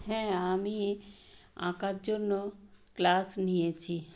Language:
Bangla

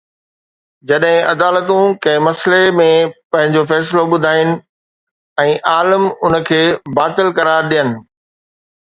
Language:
Sindhi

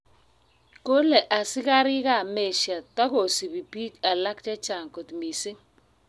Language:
Kalenjin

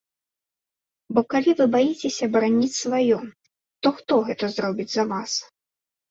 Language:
Belarusian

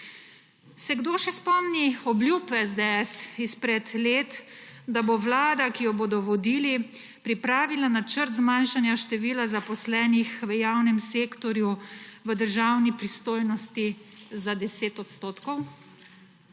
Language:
Slovenian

